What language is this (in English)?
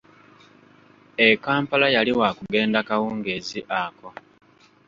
Ganda